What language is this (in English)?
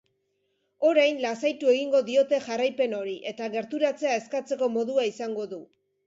Basque